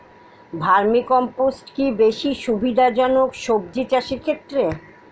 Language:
Bangla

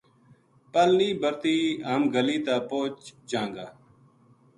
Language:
Gujari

